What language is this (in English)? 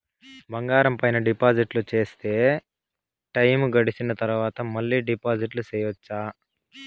Telugu